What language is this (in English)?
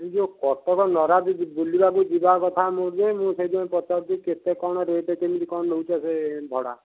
Odia